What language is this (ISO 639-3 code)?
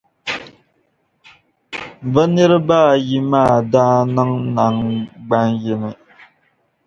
dag